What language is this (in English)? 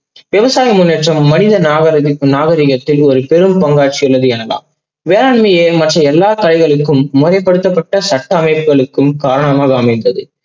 Tamil